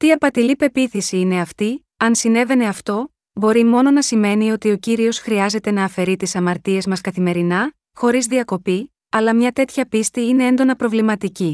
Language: Greek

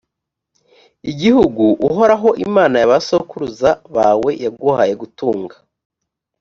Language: Kinyarwanda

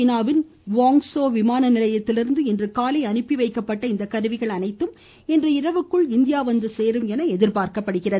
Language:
Tamil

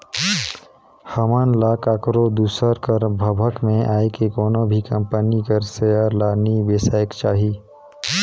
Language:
Chhattisgarhi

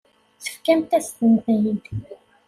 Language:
Kabyle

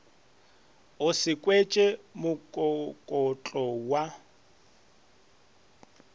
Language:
Northern Sotho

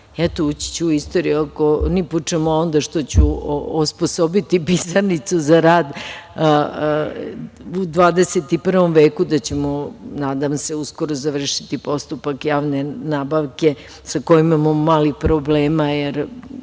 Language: Serbian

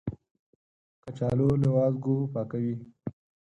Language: Pashto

